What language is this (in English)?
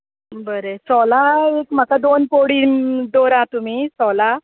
Konkani